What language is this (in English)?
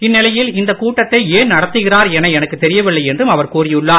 Tamil